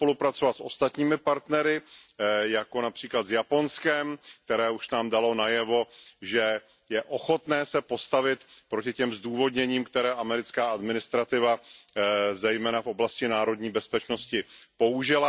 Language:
Czech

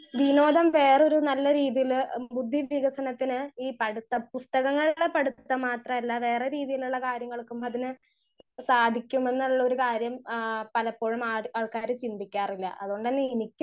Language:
Malayalam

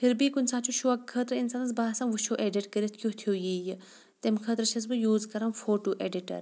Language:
Kashmiri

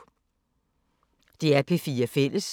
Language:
Danish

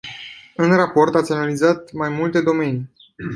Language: Romanian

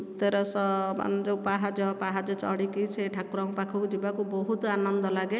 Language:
Odia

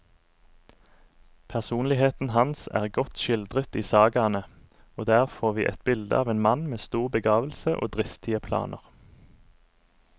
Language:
Norwegian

